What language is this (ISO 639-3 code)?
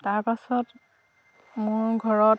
asm